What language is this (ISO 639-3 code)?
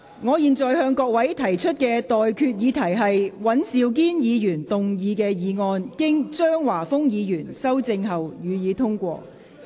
yue